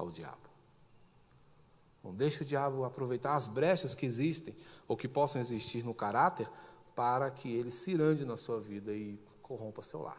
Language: Portuguese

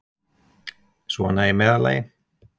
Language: Icelandic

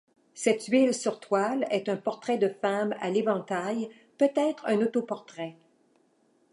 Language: French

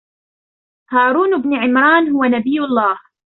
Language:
Arabic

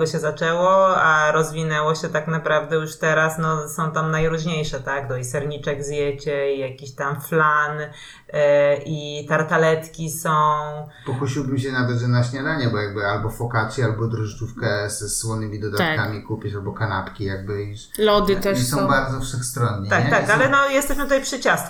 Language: Polish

